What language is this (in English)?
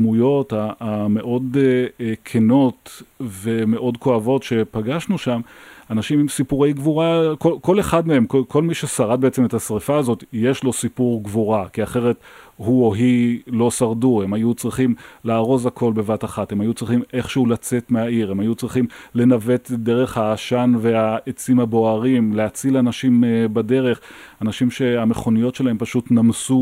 Hebrew